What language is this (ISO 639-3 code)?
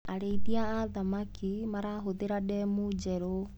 kik